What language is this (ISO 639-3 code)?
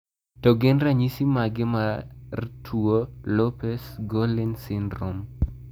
luo